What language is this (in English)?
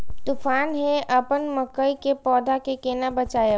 Maithili